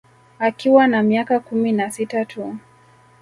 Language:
Swahili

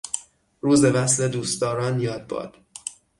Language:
Persian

